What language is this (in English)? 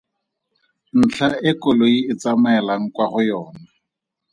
Tswana